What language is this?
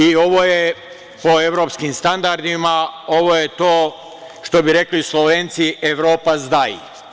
Serbian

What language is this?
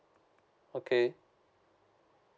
English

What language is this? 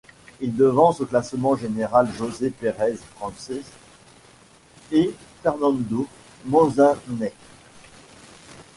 French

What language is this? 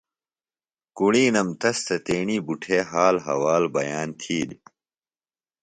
Phalura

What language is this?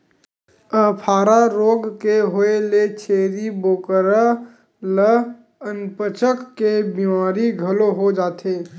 Chhattisgarhi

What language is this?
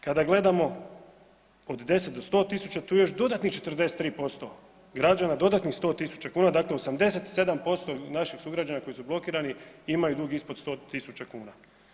Croatian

